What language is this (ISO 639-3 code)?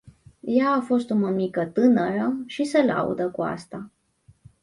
ron